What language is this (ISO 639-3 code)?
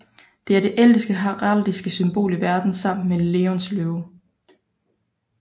dan